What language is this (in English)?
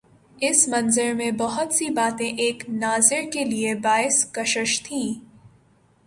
Urdu